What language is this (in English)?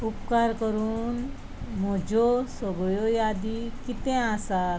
Konkani